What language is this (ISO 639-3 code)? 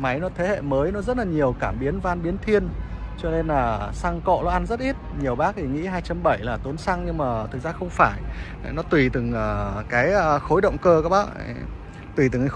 vie